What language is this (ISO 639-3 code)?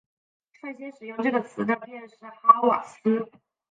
zho